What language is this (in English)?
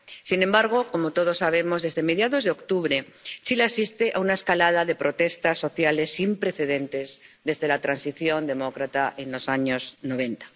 Spanish